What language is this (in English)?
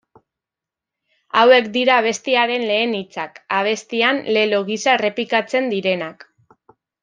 Basque